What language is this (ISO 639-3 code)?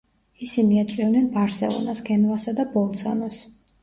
kat